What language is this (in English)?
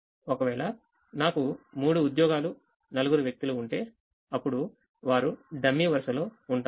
Telugu